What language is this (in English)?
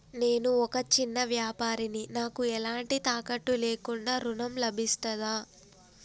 Telugu